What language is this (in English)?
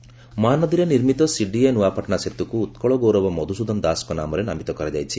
Odia